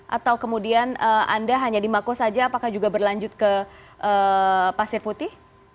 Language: Indonesian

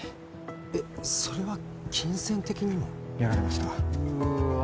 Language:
Japanese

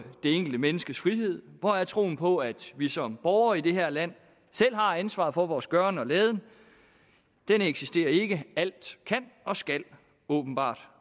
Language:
Danish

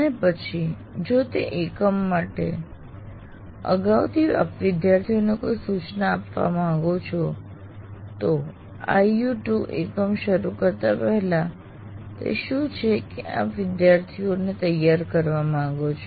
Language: Gujarati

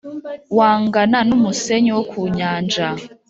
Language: Kinyarwanda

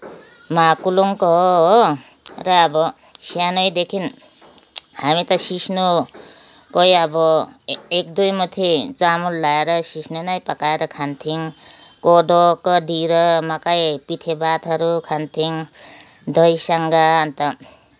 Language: Nepali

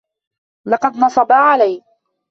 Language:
Arabic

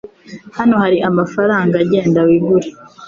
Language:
Kinyarwanda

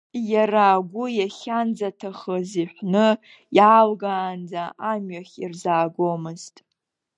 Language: Abkhazian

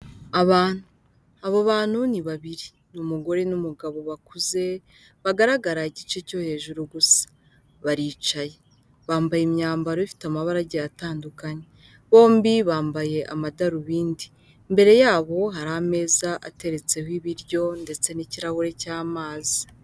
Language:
Kinyarwanda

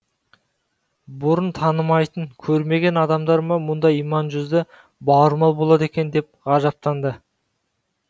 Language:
Kazakh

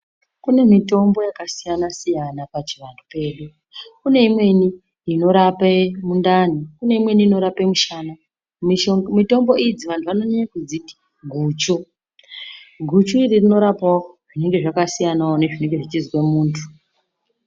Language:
Ndau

